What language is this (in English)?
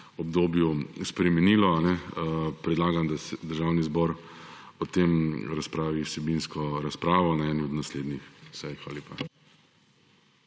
Slovenian